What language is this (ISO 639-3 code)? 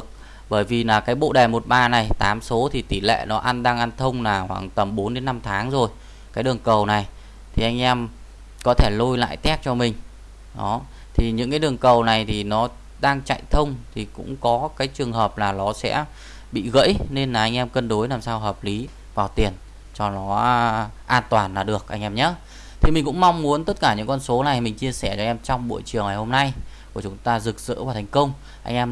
vie